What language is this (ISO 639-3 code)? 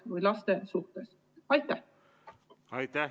est